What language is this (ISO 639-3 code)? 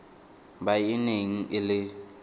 tsn